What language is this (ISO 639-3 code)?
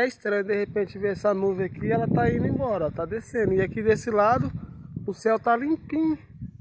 por